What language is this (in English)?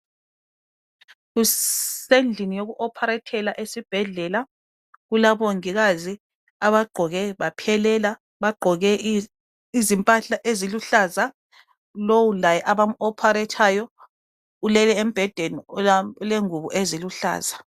North Ndebele